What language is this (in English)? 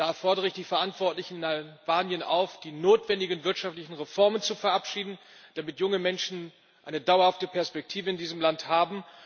German